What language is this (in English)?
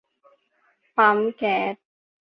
Thai